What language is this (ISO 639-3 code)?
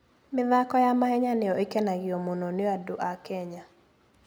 kik